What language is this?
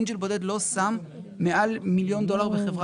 Hebrew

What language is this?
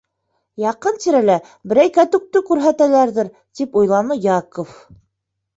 Bashkir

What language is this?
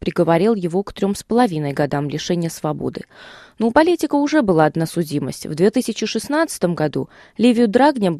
Russian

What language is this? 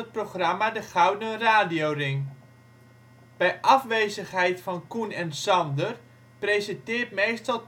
Dutch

